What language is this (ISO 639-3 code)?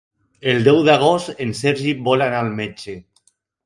cat